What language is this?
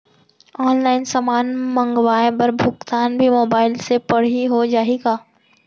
Chhattisgarhi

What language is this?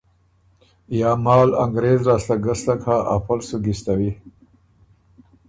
Ormuri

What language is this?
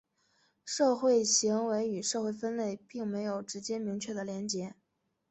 Chinese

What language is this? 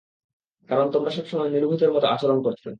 Bangla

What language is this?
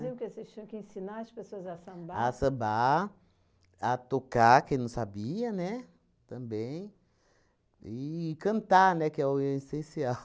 Portuguese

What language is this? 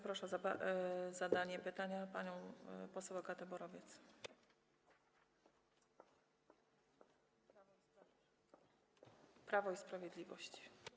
Polish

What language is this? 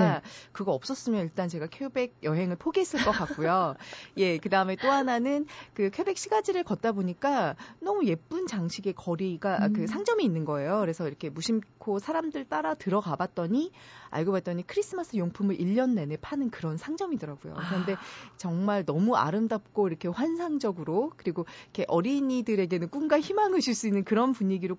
Korean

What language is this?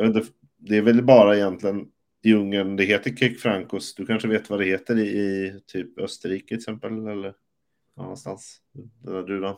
Swedish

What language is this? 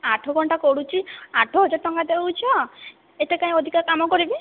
Odia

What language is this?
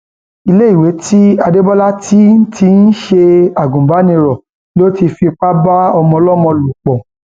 Yoruba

